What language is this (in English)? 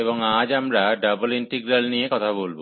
Bangla